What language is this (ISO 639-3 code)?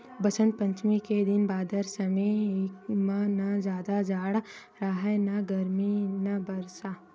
hne